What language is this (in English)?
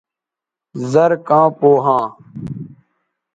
Bateri